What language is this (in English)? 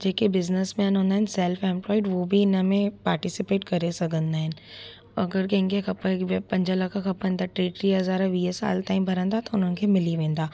Sindhi